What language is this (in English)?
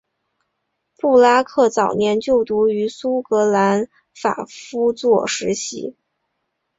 Chinese